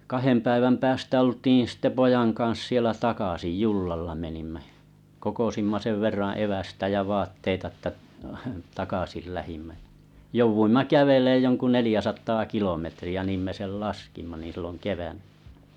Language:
Finnish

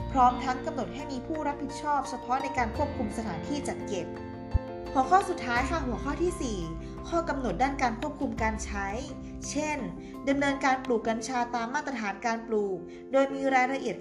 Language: Thai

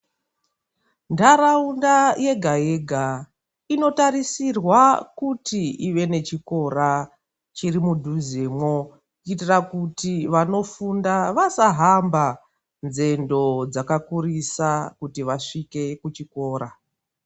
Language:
Ndau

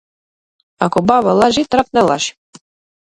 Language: Macedonian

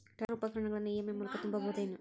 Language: Kannada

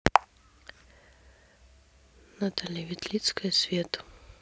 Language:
Russian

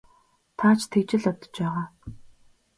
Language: Mongolian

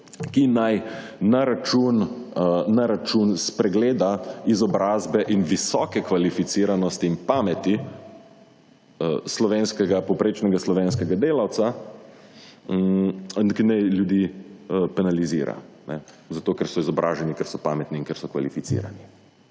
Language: Slovenian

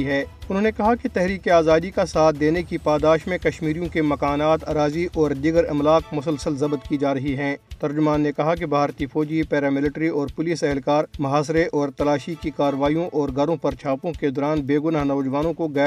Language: Urdu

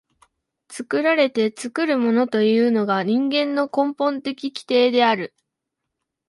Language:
Japanese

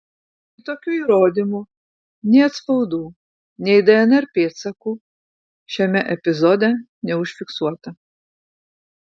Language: Lithuanian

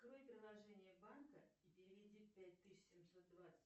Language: Russian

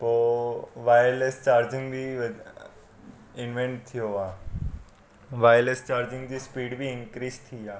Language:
Sindhi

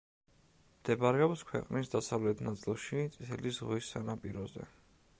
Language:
Georgian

